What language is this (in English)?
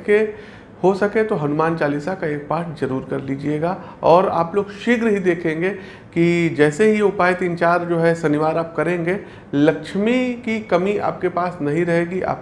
Hindi